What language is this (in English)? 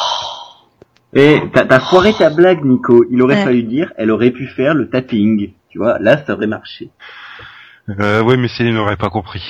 French